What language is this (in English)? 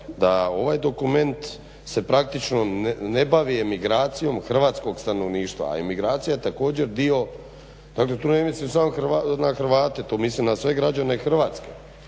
Croatian